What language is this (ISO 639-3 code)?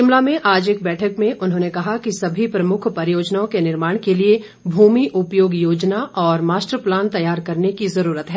hin